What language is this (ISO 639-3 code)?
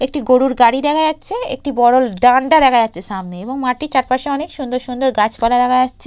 ben